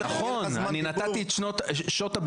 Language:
Hebrew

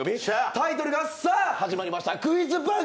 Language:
Japanese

